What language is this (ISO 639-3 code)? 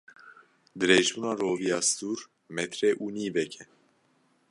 kur